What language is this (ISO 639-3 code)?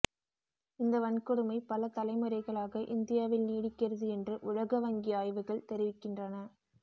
tam